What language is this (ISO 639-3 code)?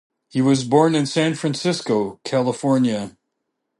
eng